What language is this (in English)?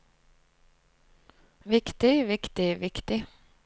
Norwegian